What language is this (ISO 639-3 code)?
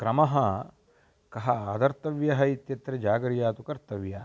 san